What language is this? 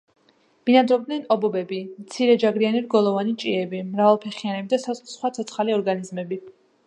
Georgian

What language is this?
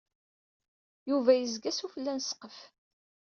Kabyle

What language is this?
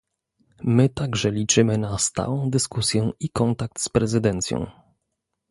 Polish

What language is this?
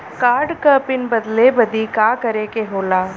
Bhojpuri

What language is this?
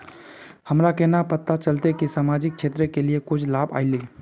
Magahi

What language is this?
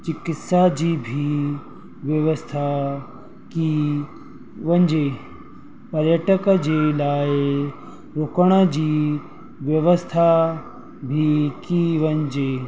Sindhi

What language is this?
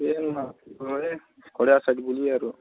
Odia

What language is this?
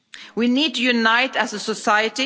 English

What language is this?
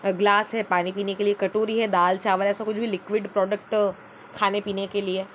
Hindi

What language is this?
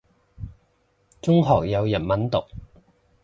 Cantonese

